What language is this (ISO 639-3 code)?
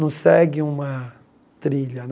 por